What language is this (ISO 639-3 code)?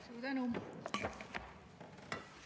est